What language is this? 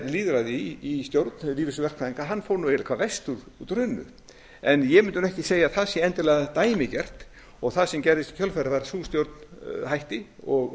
Icelandic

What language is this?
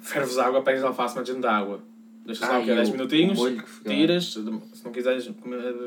Portuguese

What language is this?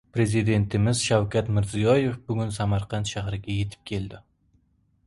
Uzbek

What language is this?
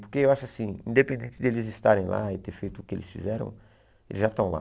Portuguese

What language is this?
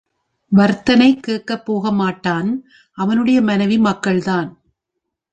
Tamil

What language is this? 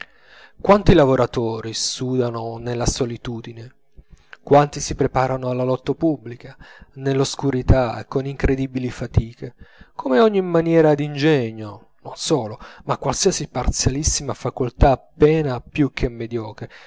Italian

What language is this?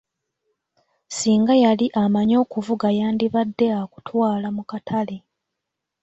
Ganda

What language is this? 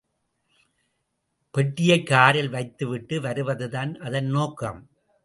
Tamil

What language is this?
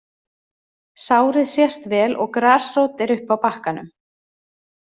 Icelandic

